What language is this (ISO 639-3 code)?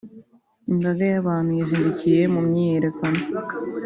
kin